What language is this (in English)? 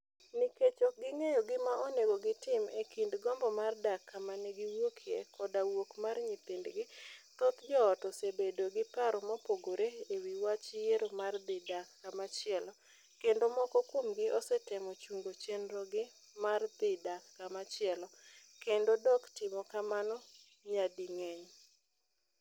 Luo (Kenya and Tanzania)